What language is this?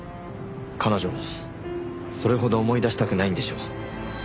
Japanese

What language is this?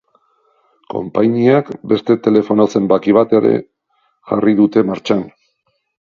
Basque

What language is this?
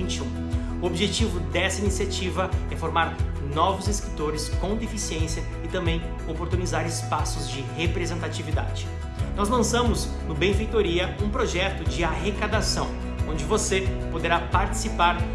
Portuguese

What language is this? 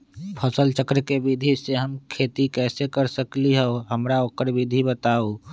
Magahi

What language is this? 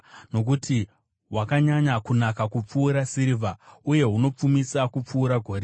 Shona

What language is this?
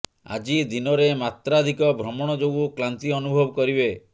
Odia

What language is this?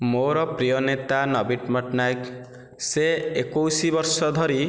Odia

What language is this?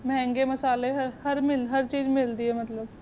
Punjabi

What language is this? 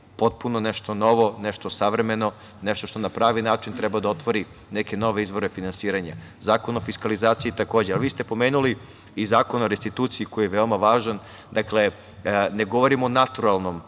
Serbian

